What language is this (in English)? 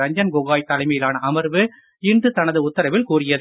Tamil